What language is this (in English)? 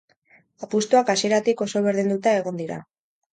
Basque